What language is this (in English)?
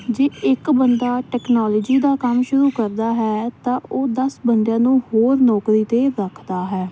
Punjabi